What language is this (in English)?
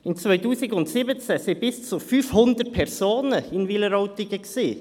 Swiss German